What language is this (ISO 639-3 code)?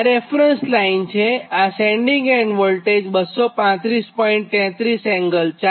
guj